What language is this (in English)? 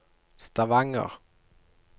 Norwegian